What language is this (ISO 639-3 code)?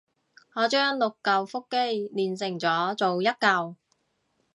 yue